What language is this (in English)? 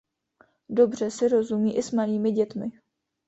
Czech